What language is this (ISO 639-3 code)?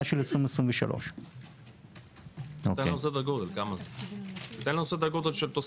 heb